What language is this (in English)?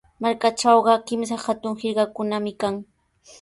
Sihuas Ancash Quechua